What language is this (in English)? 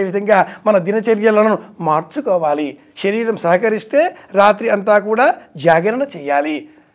Telugu